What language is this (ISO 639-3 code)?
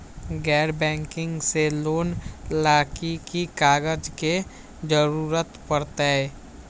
mag